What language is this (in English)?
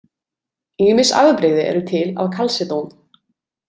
Icelandic